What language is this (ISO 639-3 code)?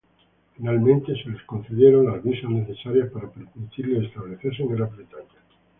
spa